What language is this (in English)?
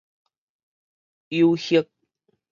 Min Nan Chinese